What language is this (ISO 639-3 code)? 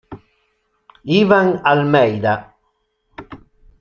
ita